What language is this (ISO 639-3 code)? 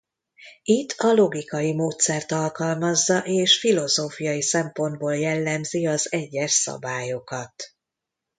hun